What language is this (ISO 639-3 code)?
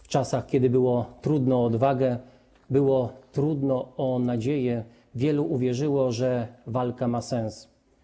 pol